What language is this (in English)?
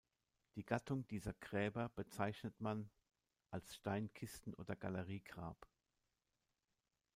German